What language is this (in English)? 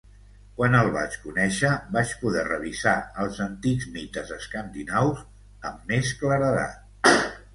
Catalan